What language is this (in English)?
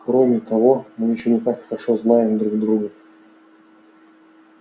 Russian